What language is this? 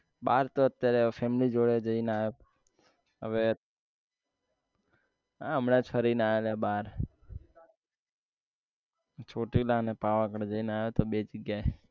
Gujarati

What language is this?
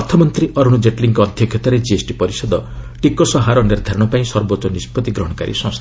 Odia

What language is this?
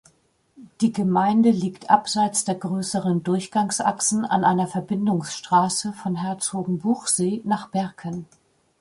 German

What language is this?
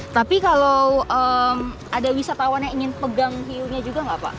Indonesian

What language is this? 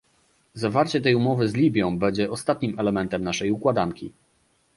Polish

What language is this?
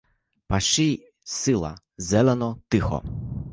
Ukrainian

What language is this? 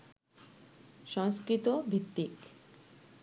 Bangla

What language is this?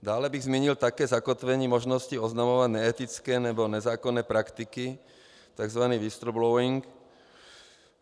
Czech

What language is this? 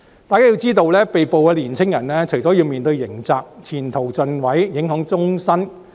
Cantonese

